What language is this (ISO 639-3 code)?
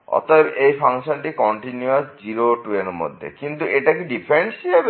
ben